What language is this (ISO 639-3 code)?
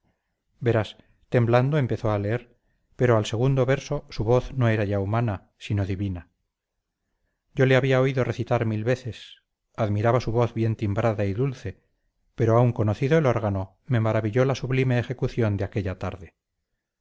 spa